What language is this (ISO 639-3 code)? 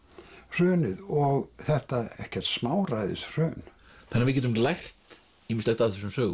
isl